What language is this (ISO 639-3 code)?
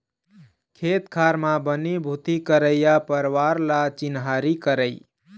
hne